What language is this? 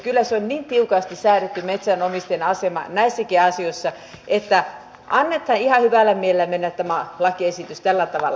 Finnish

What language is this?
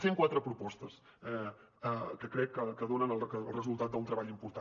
Catalan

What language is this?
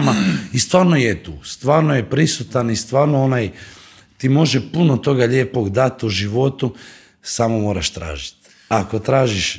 Croatian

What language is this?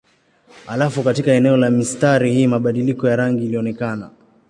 Swahili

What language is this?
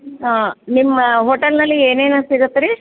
Kannada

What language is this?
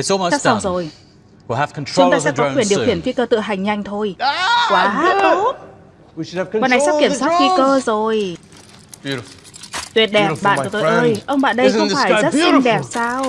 Vietnamese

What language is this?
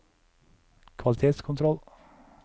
Norwegian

